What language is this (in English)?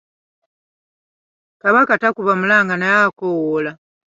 Ganda